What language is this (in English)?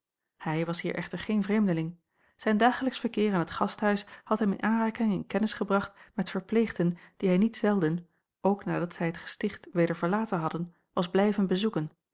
Dutch